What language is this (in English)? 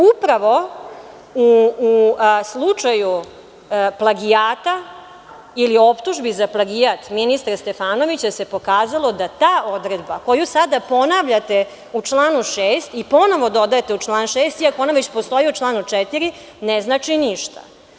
Serbian